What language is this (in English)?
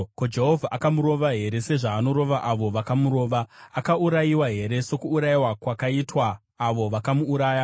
Shona